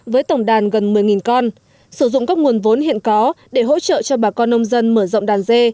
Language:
Vietnamese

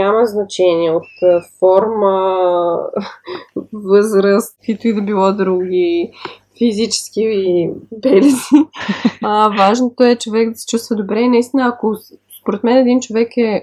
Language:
Bulgarian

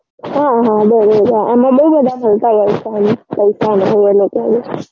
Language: Gujarati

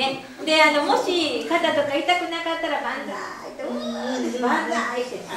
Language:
Japanese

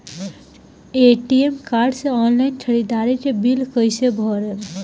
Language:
Bhojpuri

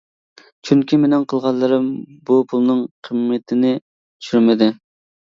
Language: Uyghur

